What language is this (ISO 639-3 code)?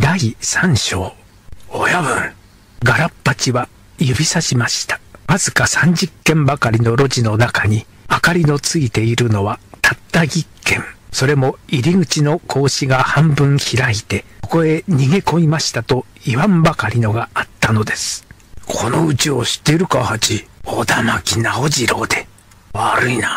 jpn